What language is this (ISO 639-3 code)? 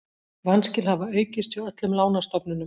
isl